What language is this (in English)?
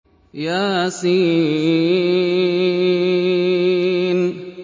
Arabic